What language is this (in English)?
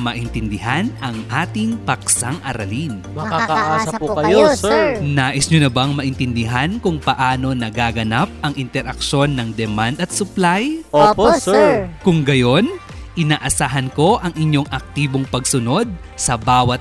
Filipino